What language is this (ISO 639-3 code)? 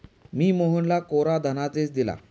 mar